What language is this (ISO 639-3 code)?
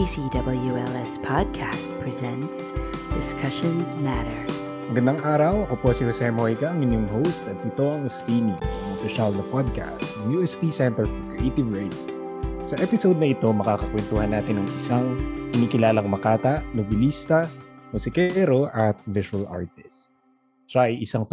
fil